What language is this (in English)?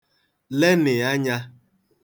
Igbo